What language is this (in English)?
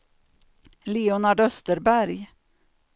Swedish